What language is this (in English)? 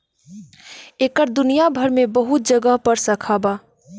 Bhojpuri